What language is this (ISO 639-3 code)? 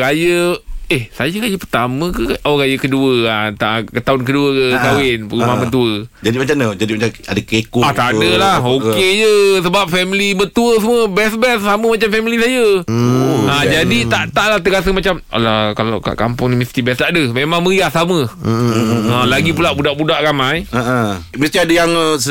msa